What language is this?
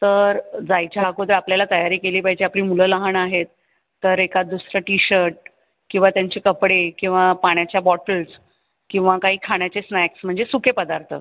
Marathi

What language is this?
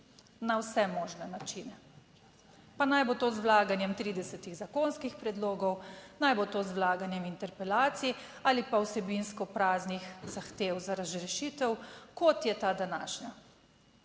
Slovenian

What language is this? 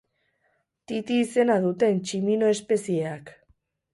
Basque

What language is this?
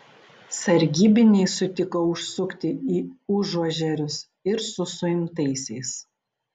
Lithuanian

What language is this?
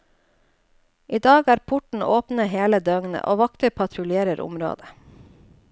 Norwegian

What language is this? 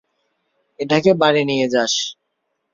Bangla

